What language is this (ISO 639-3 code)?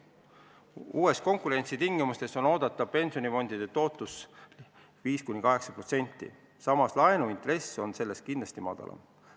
est